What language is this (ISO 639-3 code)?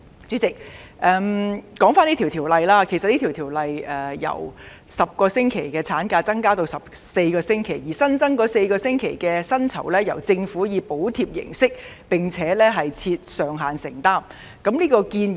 yue